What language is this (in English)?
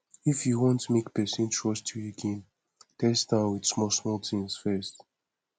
Nigerian Pidgin